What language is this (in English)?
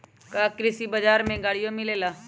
Magahi